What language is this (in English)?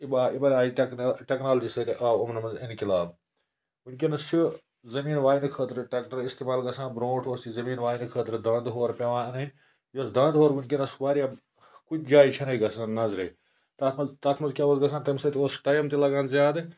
Kashmiri